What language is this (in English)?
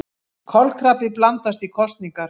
Icelandic